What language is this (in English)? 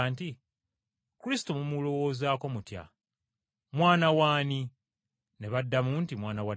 Ganda